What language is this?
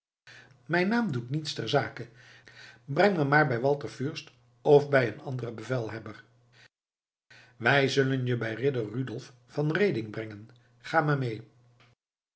Dutch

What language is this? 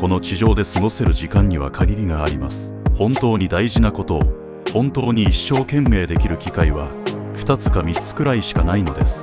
Japanese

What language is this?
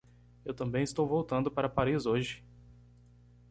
Portuguese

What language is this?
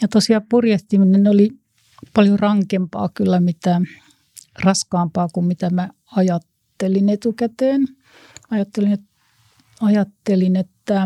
Finnish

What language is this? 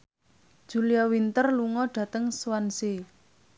Javanese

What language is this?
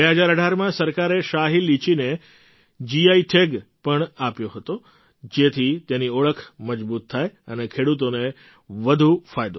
Gujarati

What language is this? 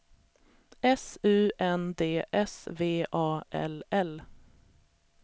Swedish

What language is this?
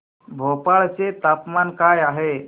Marathi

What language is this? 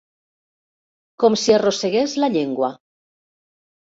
Catalan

